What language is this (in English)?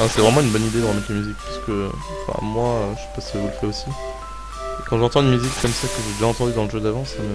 French